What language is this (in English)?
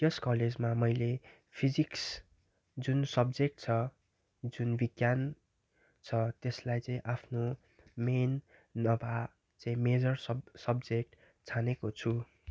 Nepali